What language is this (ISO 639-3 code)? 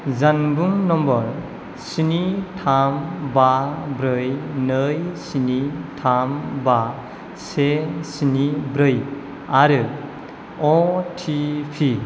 brx